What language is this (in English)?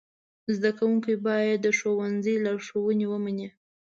Pashto